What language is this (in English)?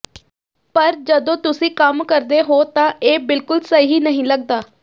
Punjabi